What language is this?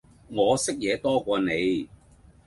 Cantonese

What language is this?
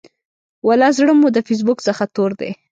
Pashto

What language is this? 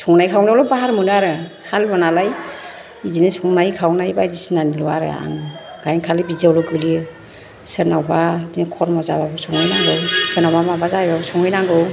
Bodo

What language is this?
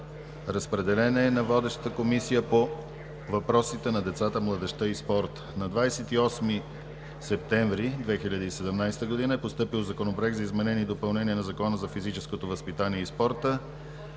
Bulgarian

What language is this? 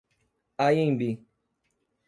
Portuguese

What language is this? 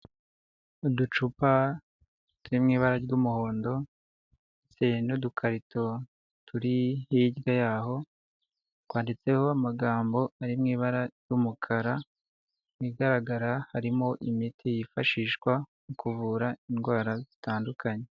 Kinyarwanda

